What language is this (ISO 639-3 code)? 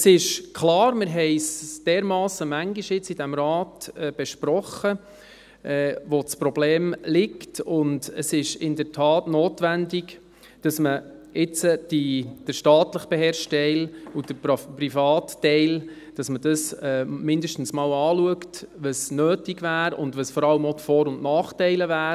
gsw